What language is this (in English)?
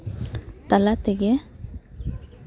Santali